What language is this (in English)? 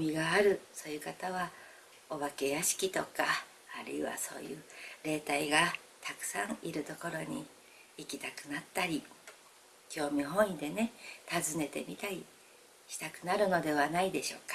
Japanese